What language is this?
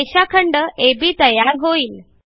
Marathi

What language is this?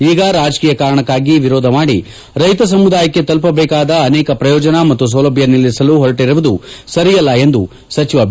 Kannada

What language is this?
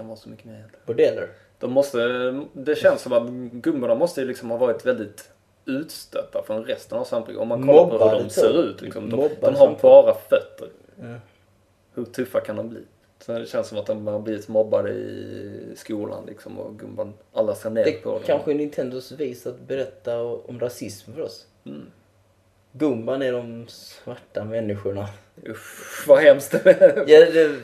Swedish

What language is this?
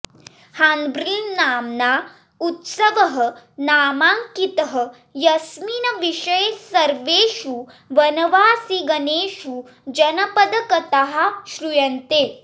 Sanskrit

